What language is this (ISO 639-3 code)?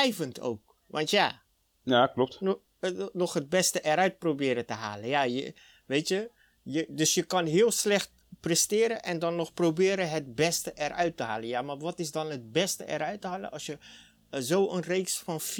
nld